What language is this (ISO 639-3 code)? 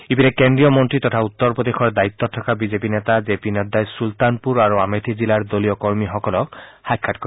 asm